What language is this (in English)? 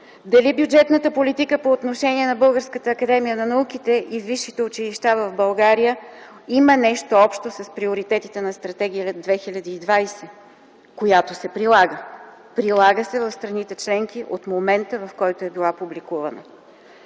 Bulgarian